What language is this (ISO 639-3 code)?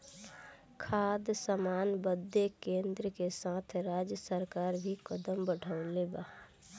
bho